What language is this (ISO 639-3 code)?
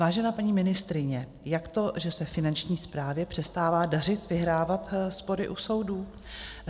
ces